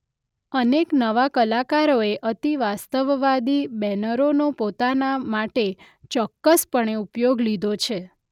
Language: Gujarati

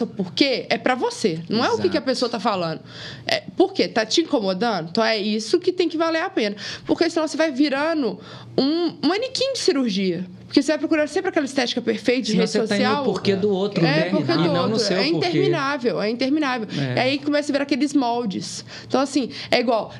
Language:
Portuguese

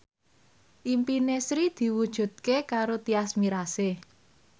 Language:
Javanese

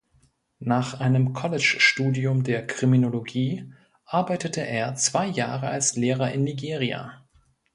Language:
German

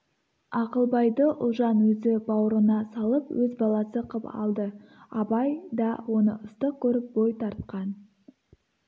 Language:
Kazakh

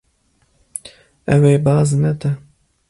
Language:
Kurdish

